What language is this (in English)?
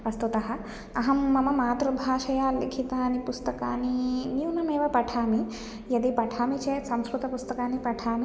Sanskrit